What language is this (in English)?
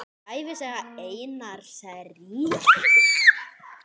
Icelandic